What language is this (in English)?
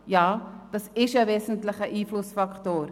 Swiss German